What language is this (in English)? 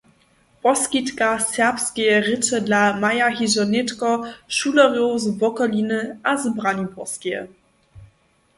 Upper Sorbian